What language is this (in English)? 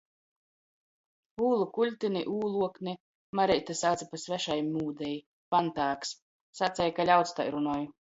Latgalian